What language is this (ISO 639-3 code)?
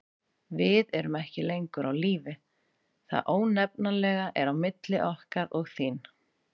isl